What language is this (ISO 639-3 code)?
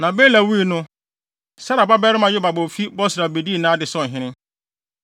aka